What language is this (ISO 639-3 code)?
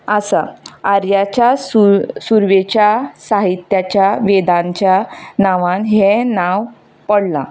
kok